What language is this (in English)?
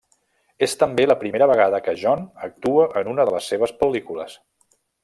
Catalan